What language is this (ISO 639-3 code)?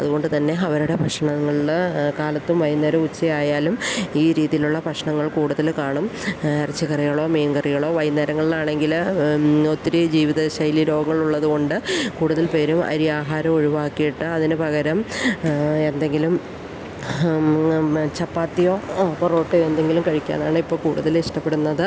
mal